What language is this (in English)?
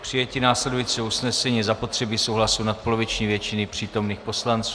Czech